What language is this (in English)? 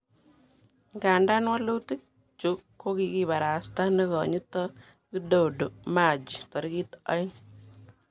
Kalenjin